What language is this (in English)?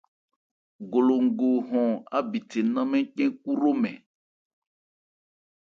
Ebrié